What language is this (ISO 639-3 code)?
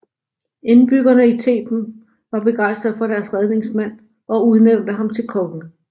dan